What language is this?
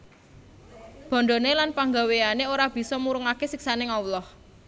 Javanese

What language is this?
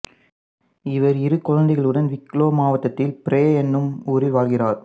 Tamil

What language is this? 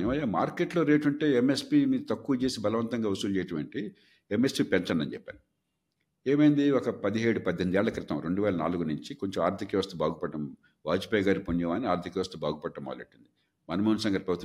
Telugu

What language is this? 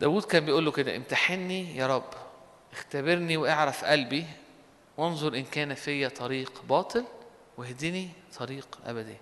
Arabic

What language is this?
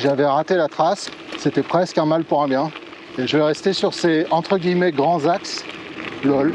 French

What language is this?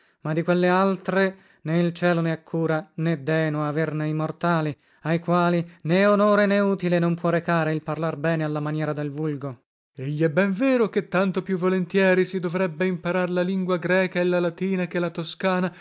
Italian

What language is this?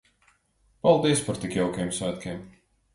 Latvian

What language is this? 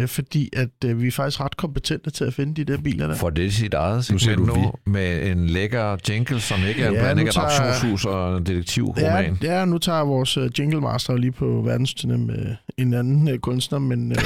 Danish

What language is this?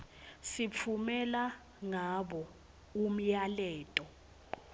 Swati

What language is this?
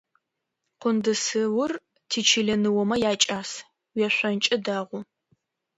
Adyghe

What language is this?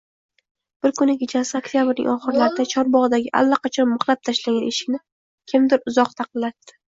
Uzbek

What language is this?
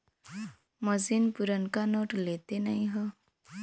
Bhojpuri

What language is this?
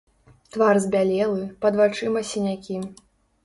Belarusian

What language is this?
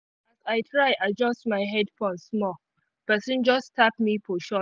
Nigerian Pidgin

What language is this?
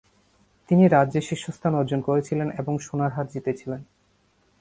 Bangla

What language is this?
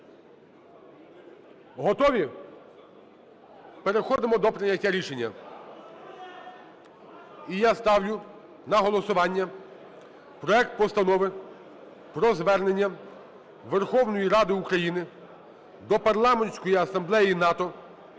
Ukrainian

